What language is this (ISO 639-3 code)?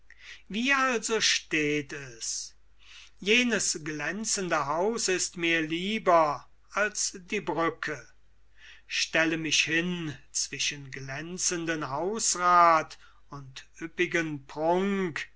deu